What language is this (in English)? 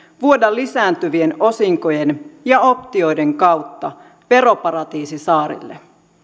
Finnish